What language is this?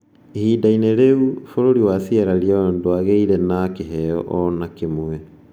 Kikuyu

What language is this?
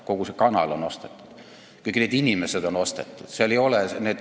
Estonian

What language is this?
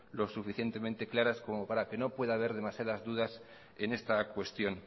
Spanish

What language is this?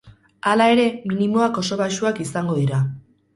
Basque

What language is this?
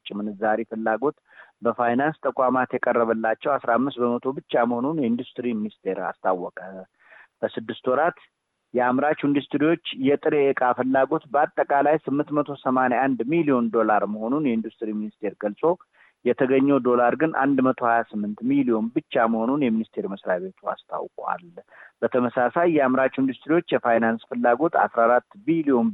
Amharic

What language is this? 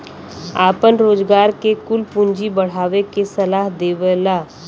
Bhojpuri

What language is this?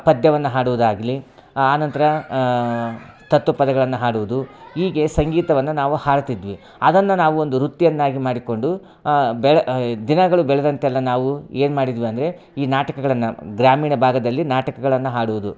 Kannada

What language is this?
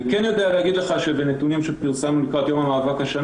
Hebrew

